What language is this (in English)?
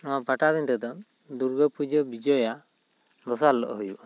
Santali